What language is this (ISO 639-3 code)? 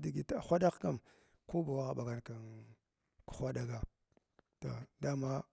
glw